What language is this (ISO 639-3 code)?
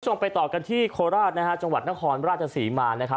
tha